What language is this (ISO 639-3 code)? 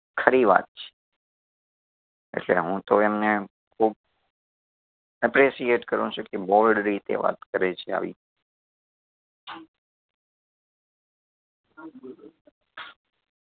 guj